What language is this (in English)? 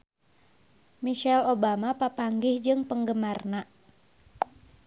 Sundanese